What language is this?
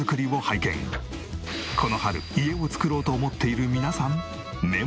Japanese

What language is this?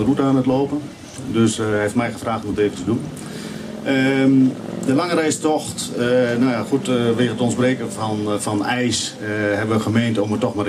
Dutch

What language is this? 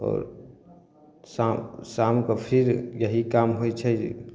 Maithili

